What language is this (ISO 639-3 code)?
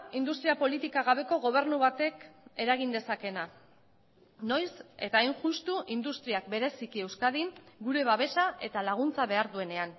eus